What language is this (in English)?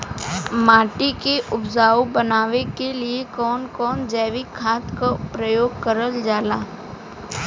Bhojpuri